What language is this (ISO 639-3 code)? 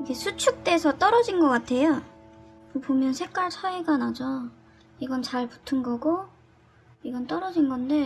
kor